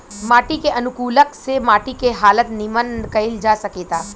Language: Bhojpuri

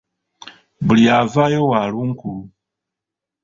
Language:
Ganda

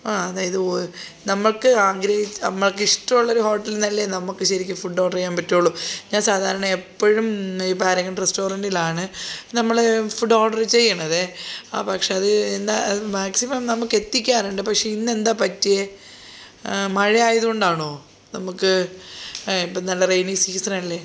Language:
Malayalam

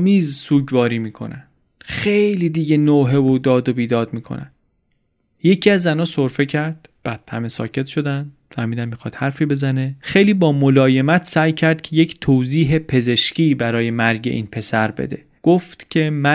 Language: Persian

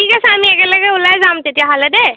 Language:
Assamese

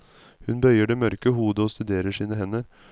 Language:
Norwegian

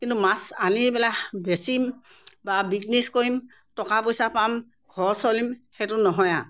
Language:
Assamese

